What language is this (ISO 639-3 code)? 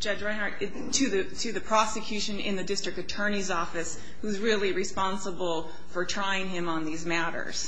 eng